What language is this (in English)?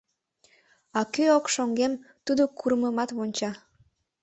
Mari